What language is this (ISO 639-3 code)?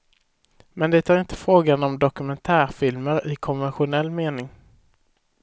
swe